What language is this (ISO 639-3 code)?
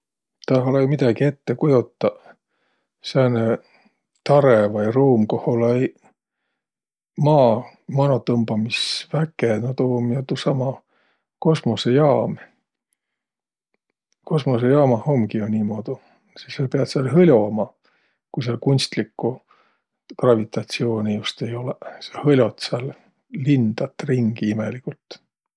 vro